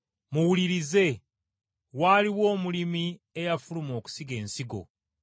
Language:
Ganda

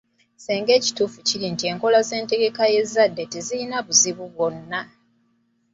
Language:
Ganda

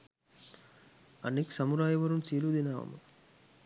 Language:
Sinhala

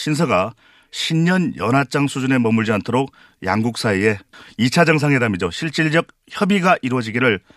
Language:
Korean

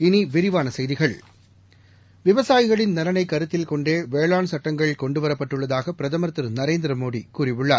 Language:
Tamil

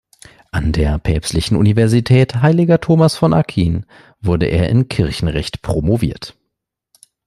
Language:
German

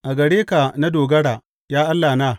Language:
Hausa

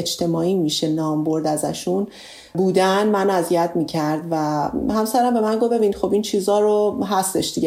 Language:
Persian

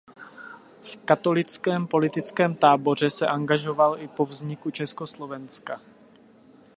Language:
Czech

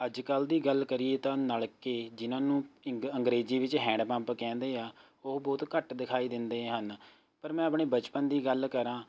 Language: Punjabi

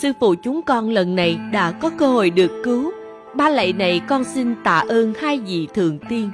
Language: Vietnamese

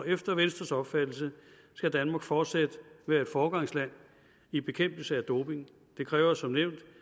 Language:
Danish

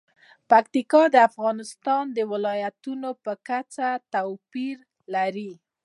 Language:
Pashto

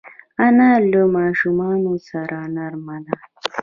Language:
Pashto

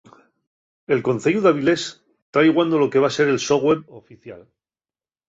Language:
Asturian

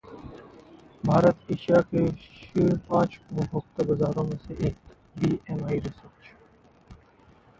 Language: Hindi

